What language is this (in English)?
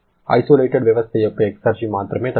Telugu